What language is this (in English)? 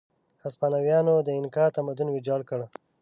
Pashto